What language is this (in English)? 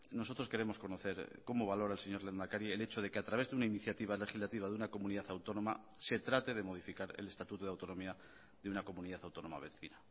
Spanish